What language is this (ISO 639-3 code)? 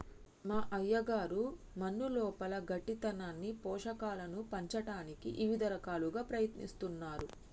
tel